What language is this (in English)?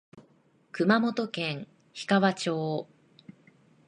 Japanese